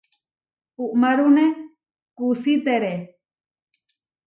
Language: Huarijio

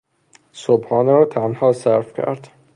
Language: Persian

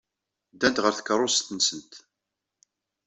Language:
Kabyle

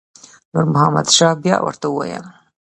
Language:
Pashto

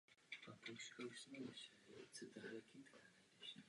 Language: Czech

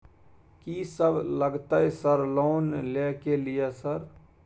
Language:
Maithili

